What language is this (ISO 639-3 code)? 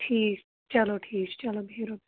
kas